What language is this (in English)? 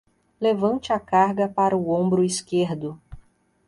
Portuguese